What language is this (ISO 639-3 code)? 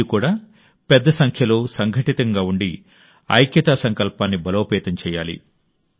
tel